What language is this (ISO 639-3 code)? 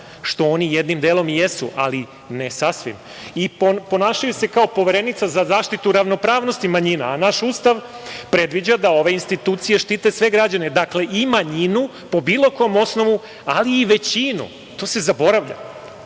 srp